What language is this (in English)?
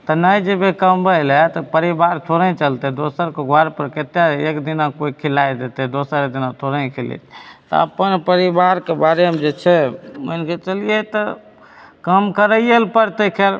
Maithili